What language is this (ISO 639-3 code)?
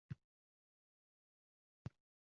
uzb